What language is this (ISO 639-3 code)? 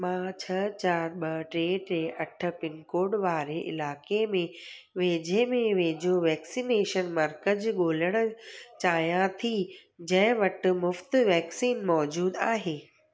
snd